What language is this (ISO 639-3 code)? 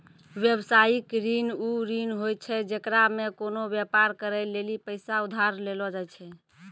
mai